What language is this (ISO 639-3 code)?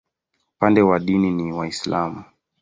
swa